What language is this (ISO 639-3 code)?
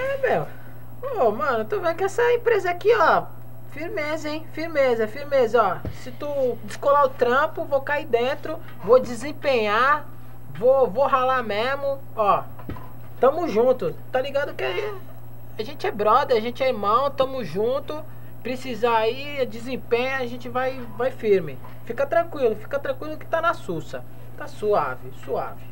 por